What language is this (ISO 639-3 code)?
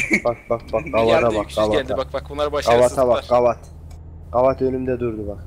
tur